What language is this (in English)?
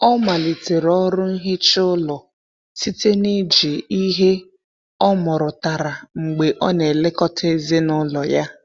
Igbo